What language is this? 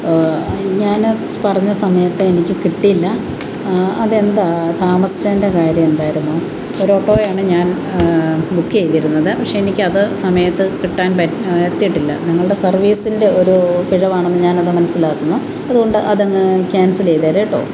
Malayalam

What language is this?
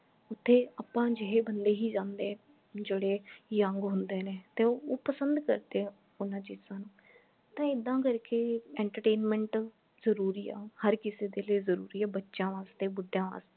Punjabi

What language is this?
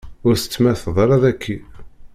Kabyle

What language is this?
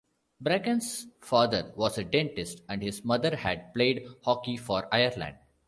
English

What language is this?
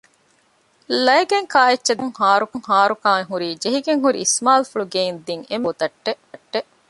Divehi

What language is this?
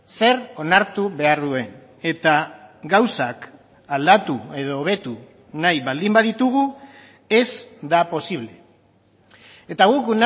Basque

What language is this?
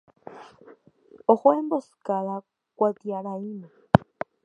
Guarani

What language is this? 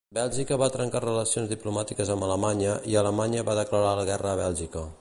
Catalan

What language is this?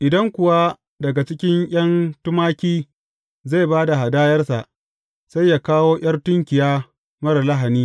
Hausa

